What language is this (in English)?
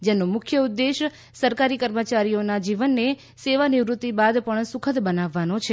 Gujarati